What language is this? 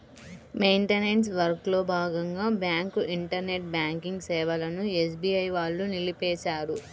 Telugu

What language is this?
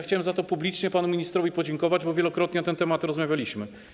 Polish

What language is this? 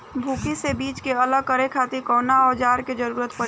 Bhojpuri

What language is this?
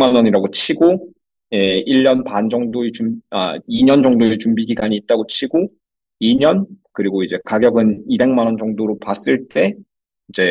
Korean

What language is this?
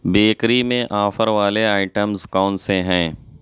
Urdu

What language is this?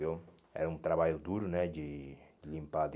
Portuguese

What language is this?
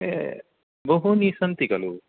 Sanskrit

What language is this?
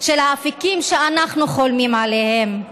Hebrew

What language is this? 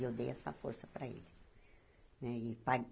Portuguese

